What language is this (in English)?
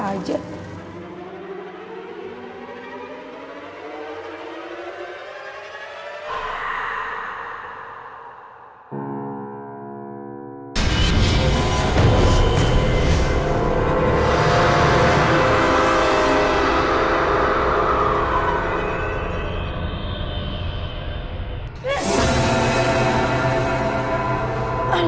Indonesian